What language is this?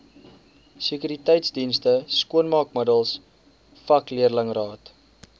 Afrikaans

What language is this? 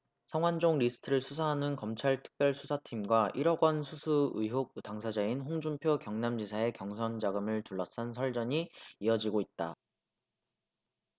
Korean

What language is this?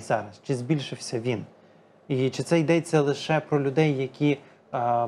Ukrainian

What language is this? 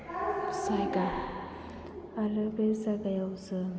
Bodo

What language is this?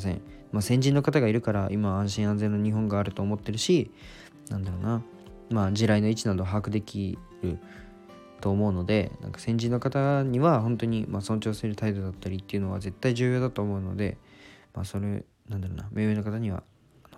Japanese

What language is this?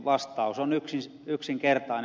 Finnish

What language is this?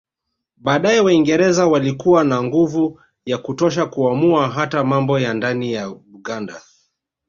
Swahili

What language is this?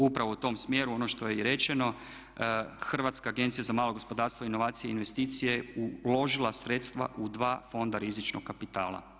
Croatian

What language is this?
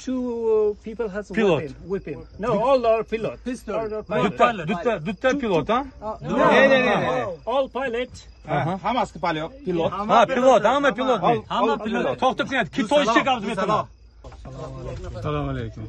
Turkish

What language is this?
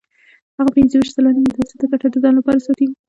Pashto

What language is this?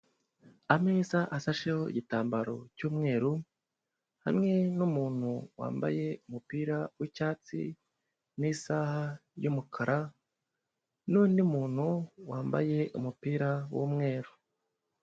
Kinyarwanda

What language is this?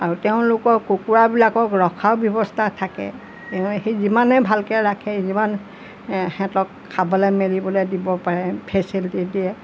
Assamese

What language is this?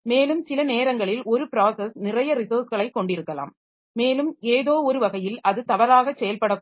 Tamil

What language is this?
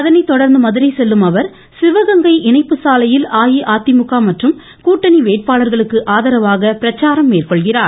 Tamil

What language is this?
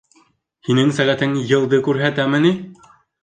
Bashkir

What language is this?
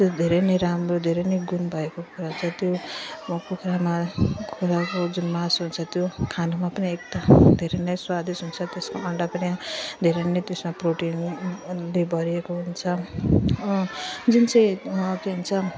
Nepali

